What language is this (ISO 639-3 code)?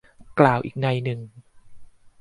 tha